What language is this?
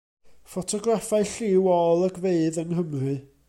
Welsh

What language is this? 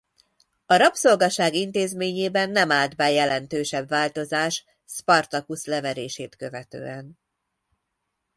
Hungarian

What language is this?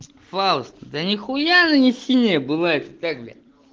Russian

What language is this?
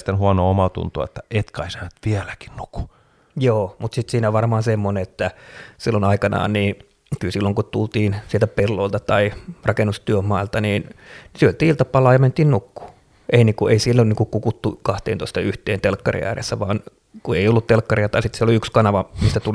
Finnish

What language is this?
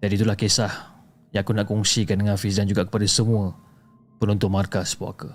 Malay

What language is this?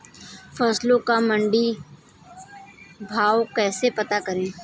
Hindi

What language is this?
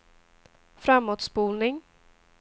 Swedish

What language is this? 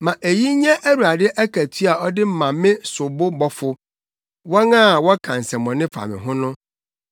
Akan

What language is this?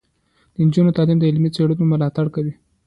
Pashto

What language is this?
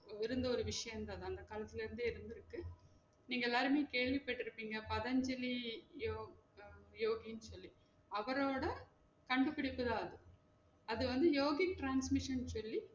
Tamil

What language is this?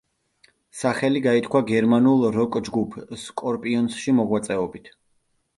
Georgian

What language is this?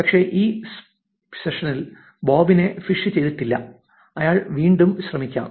Malayalam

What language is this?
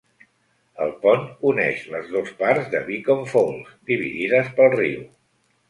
Catalan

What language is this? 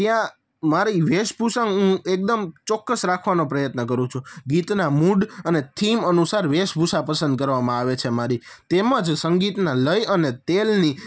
Gujarati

